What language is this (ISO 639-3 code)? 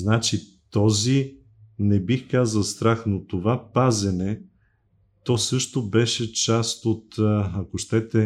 bul